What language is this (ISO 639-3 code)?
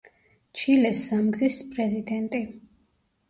kat